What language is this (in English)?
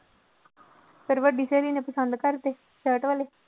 Punjabi